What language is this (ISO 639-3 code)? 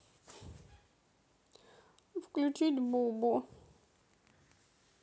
rus